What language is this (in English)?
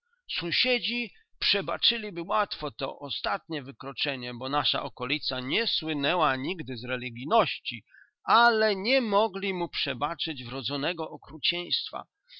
Polish